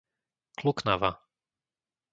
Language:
Slovak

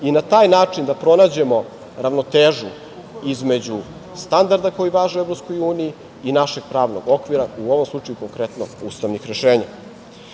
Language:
Serbian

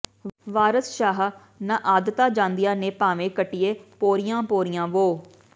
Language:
Punjabi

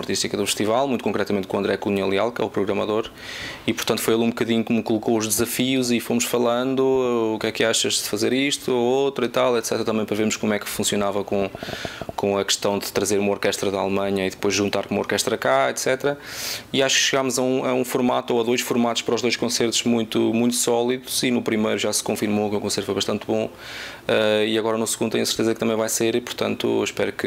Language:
Portuguese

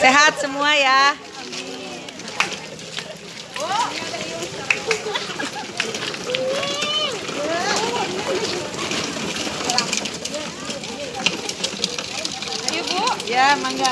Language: Indonesian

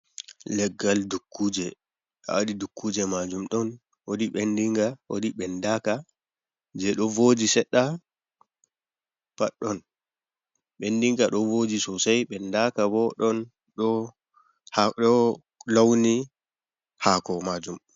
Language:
Fula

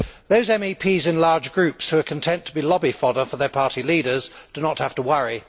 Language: English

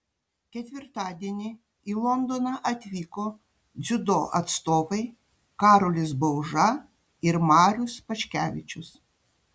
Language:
Lithuanian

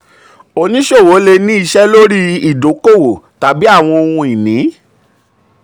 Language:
Yoruba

